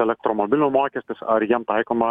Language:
Lithuanian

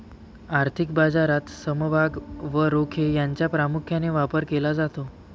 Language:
Marathi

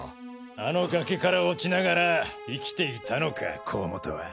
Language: Japanese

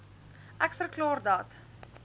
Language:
Afrikaans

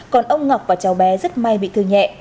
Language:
Vietnamese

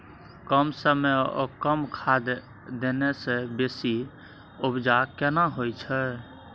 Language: Maithili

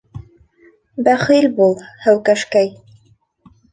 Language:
Bashkir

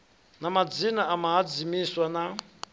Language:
Venda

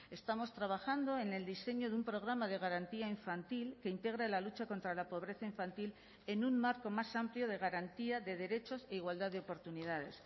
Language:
Spanish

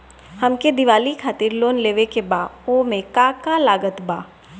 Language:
Bhojpuri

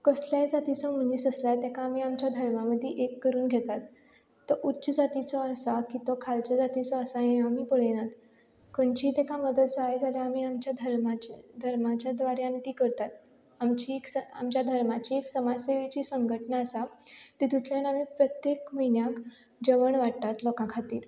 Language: Konkani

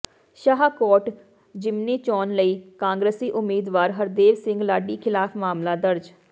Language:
Punjabi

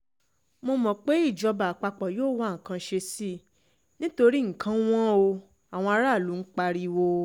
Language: Yoruba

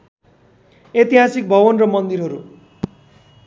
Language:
Nepali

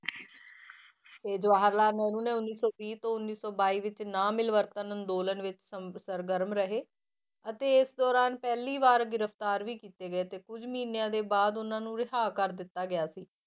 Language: Punjabi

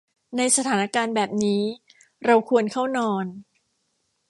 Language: Thai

